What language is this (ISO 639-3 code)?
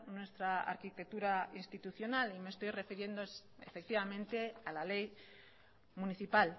spa